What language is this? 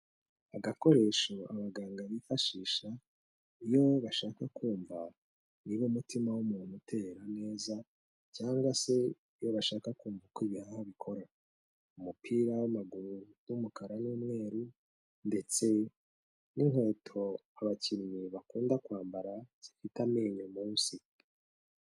Kinyarwanda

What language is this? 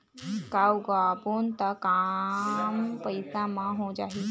Chhattisgarhi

